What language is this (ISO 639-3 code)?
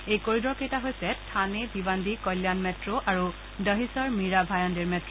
asm